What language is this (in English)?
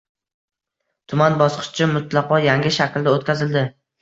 Uzbek